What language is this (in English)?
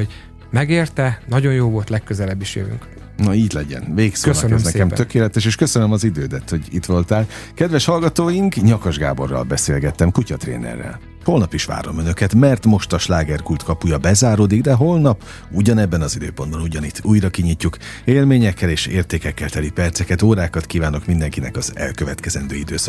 Hungarian